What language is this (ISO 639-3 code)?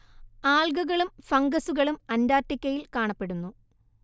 mal